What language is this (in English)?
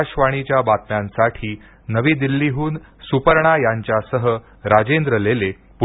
Marathi